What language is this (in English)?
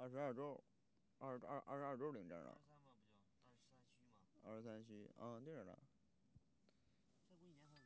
Chinese